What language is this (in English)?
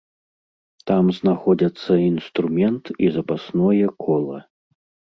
Belarusian